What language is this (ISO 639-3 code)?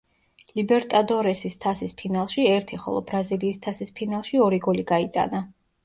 kat